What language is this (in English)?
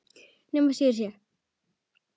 Icelandic